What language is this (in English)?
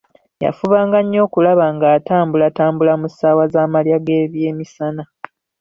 Ganda